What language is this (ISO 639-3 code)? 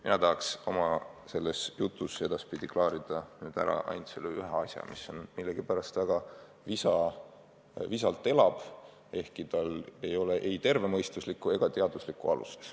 est